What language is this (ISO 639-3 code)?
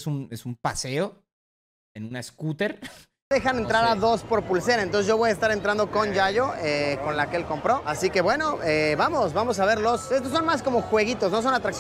spa